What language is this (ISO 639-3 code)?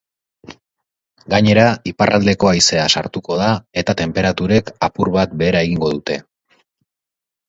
eus